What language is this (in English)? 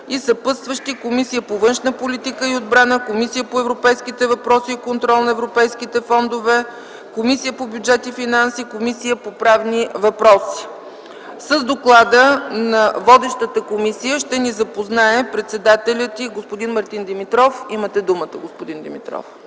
Bulgarian